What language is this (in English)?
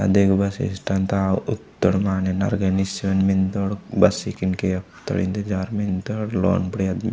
Gondi